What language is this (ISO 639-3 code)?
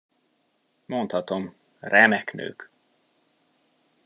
hun